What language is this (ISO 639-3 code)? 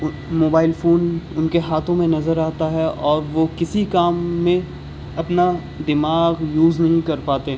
urd